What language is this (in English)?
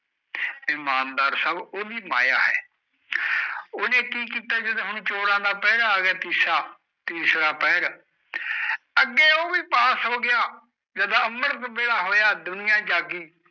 Punjabi